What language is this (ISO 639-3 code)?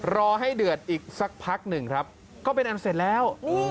tha